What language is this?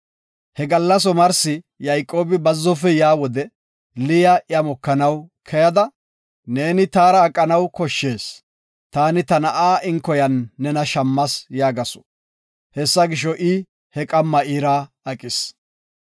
Gofa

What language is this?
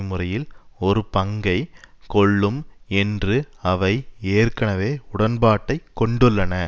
Tamil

